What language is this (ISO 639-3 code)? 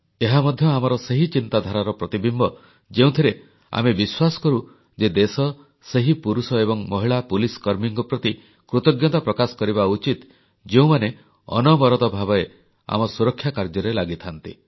ori